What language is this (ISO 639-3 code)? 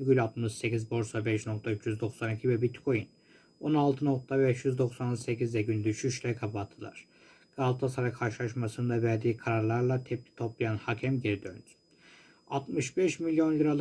tur